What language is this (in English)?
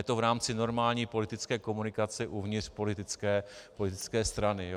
Czech